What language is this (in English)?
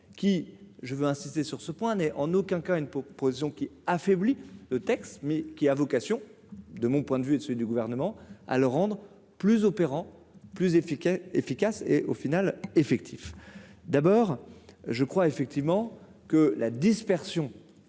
French